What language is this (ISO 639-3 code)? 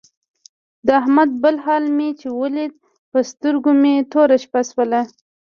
pus